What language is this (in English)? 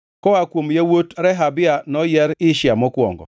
Luo (Kenya and Tanzania)